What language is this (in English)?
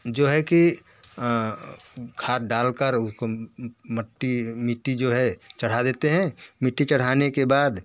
Hindi